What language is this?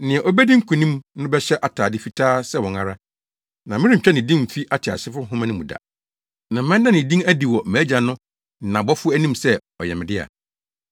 Akan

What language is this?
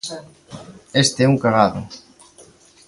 Galician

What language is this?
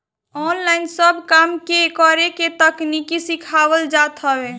Bhojpuri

